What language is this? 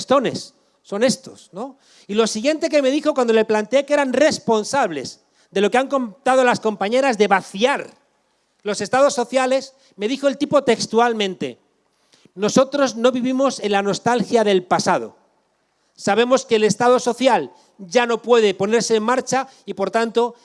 Spanish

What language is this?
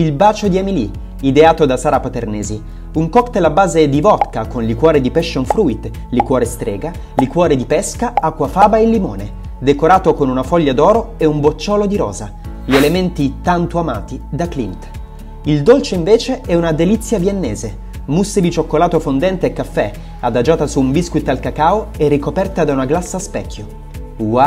Italian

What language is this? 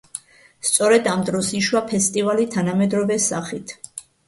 Georgian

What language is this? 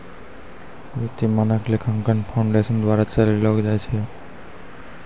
Maithili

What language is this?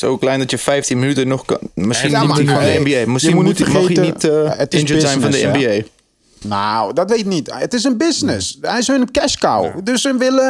Dutch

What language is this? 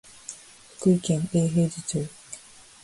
Japanese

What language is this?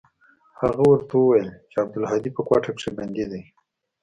Pashto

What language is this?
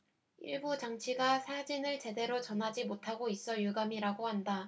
Korean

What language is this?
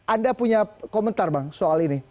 Indonesian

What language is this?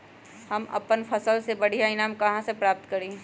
Magahi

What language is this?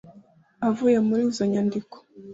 Kinyarwanda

